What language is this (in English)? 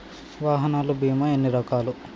Telugu